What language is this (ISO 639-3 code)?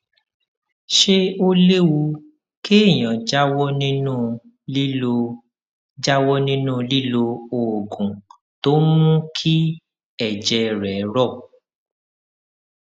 yor